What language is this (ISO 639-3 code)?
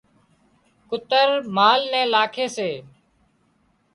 kxp